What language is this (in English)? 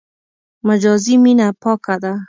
Pashto